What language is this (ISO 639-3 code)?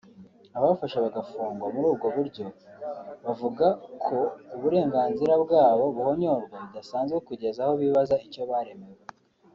kin